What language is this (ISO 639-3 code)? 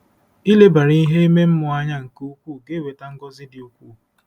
ibo